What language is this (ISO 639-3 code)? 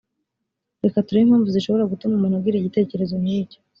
kin